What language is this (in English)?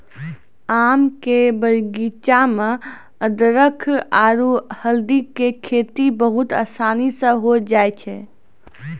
Maithili